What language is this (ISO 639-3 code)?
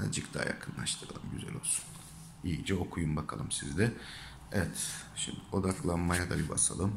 tur